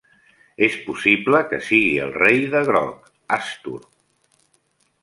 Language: Catalan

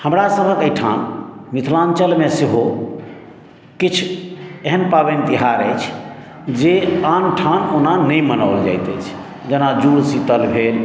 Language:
Maithili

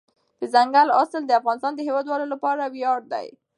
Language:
Pashto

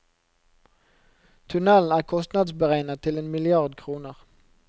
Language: Norwegian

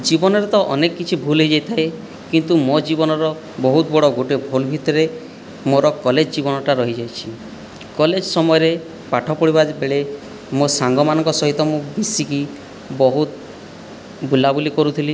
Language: Odia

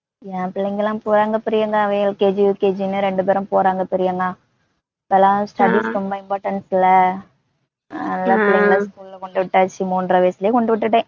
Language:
Tamil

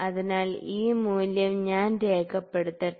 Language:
Malayalam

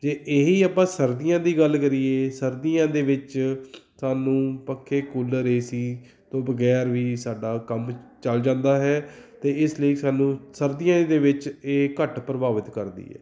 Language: Punjabi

